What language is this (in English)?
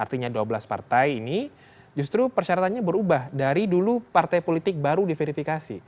Indonesian